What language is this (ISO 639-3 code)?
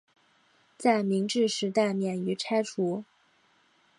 zho